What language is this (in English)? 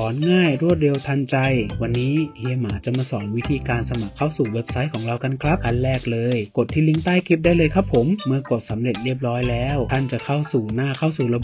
Thai